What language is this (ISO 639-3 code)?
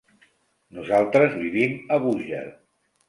cat